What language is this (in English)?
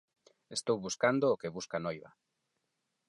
Galician